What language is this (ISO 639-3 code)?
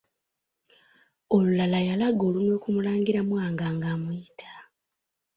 lug